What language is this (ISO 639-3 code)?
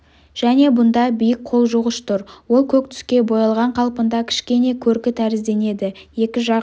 kaz